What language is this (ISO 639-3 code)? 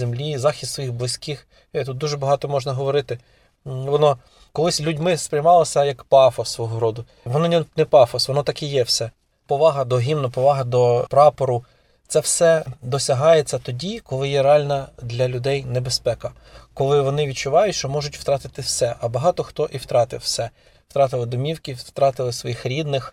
ukr